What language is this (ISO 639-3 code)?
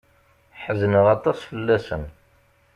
kab